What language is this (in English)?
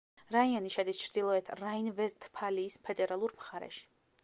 Georgian